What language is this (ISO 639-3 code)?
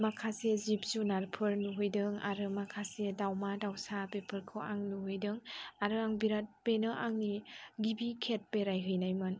brx